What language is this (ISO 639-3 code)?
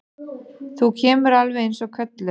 isl